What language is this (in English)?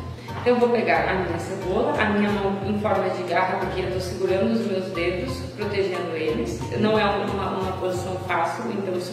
Portuguese